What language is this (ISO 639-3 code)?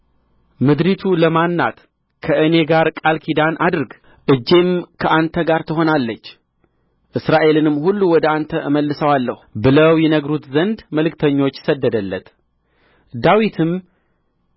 amh